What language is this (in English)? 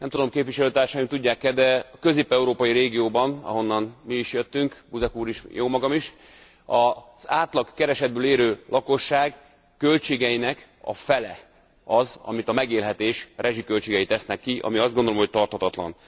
Hungarian